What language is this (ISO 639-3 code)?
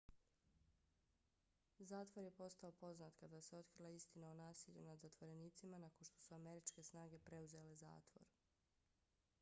bos